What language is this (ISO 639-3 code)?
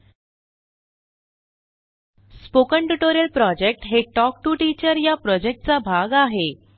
mar